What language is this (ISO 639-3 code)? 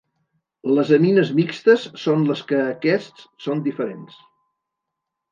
cat